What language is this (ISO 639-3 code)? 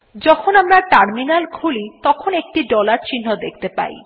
ben